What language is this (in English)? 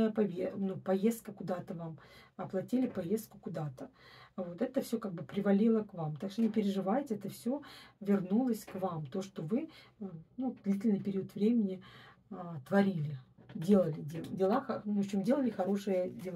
Russian